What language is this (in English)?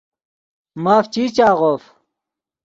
Yidgha